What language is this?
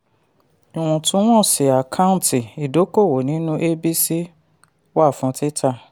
Yoruba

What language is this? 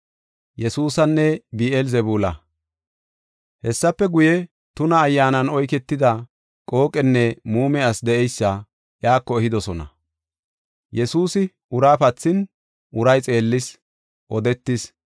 Gofa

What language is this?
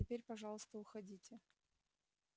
Russian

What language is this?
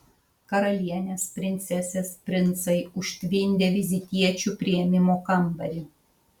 Lithuanian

